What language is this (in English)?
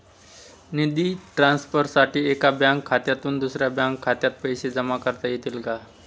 Marathi